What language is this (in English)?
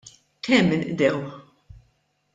Maltese